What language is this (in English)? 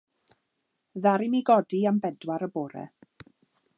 Welsh